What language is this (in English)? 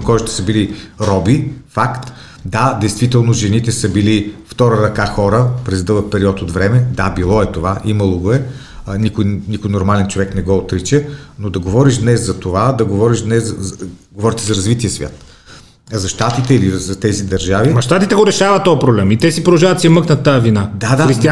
Bulgarian